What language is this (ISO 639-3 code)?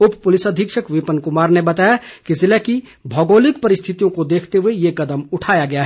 hin